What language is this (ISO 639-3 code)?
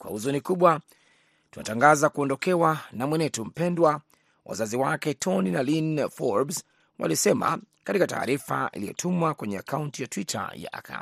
swa